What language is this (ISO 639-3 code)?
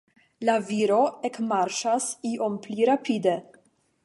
epo